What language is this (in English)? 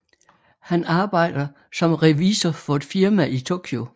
Danish